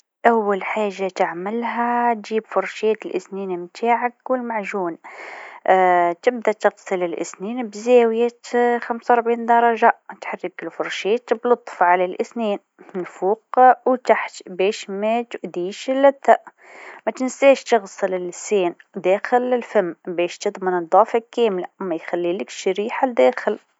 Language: Tunisian Arabic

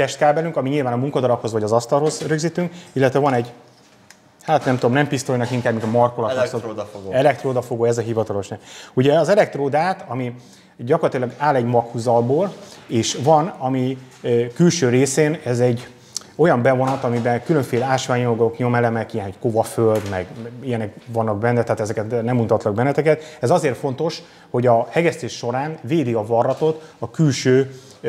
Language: Hungarian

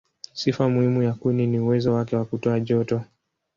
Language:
Swahili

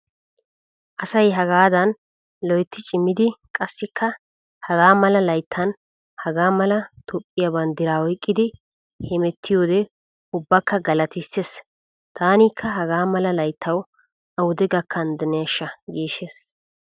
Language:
Wolaytta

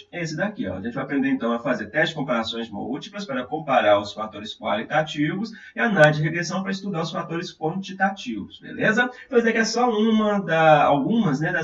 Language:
Portuguese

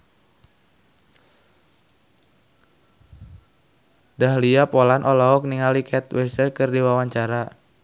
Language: Sundanese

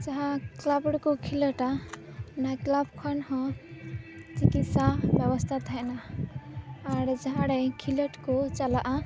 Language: Santali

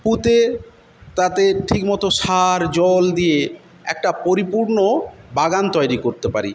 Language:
Bangla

